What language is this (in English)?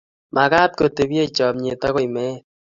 Kalenjin